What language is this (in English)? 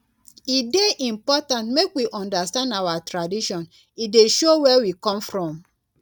Nigerian Pidgin